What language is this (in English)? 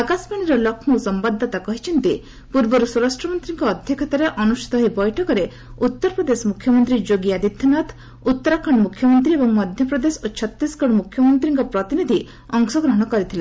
Odia